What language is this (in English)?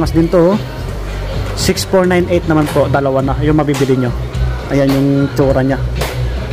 Filipino